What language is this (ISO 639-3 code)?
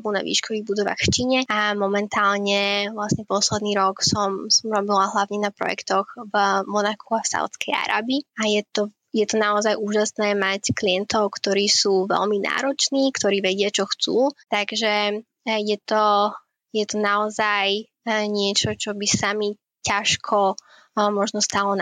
slk